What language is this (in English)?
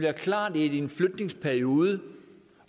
Danish